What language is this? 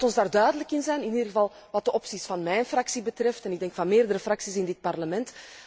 Dutch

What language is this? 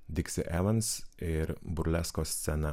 Lithuanian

